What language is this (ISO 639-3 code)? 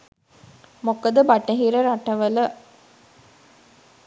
sin